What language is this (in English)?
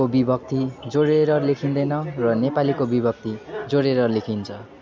Nepali